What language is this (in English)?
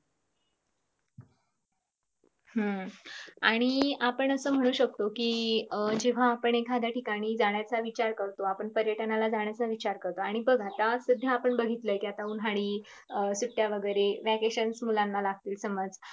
Marathi